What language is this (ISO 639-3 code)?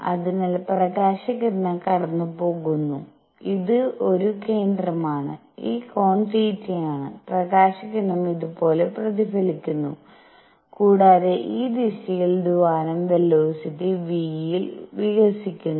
mal